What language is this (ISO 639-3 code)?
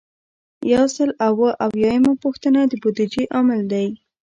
pus